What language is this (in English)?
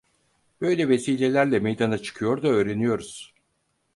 Turkish